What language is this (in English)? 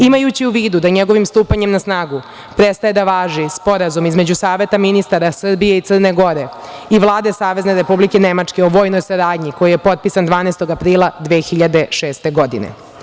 Serbian